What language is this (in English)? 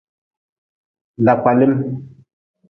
Nawdm